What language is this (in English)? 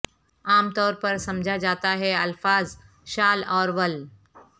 Urdu